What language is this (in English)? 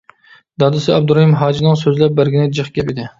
Uyghur